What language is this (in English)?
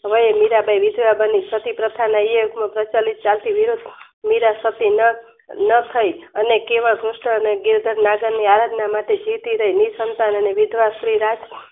Gujarati